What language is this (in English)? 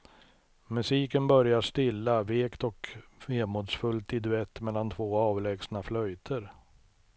Swedish